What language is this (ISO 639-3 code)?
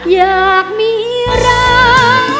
tha